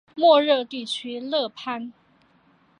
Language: Chinese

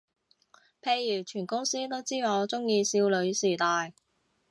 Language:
Cantonese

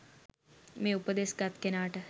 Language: Sinhala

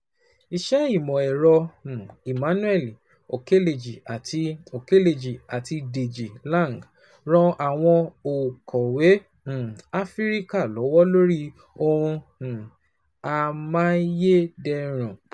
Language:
Yoruba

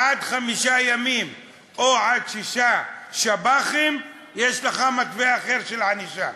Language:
Hebrew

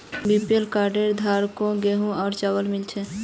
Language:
Magahi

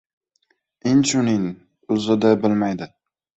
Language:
Uzbek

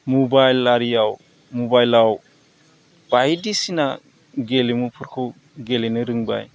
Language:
Bodo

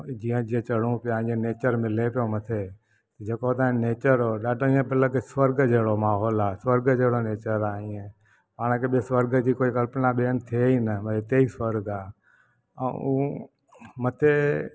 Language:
Sindhi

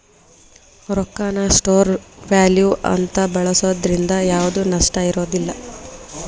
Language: Kannada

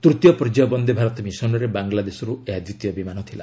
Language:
Odia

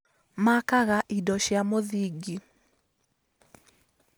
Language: Kikuyu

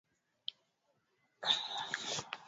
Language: Swahili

